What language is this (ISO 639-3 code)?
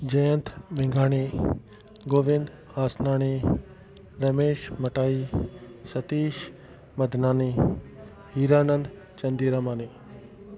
snd